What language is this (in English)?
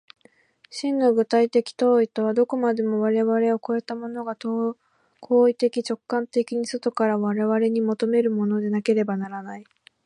Japanese